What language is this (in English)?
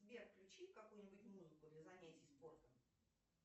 Russian